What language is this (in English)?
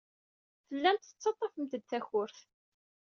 Kabyle